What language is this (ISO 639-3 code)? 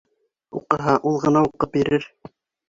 bak